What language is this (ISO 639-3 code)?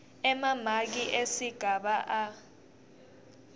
ssw